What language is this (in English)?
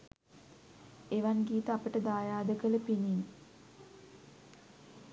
Sinhala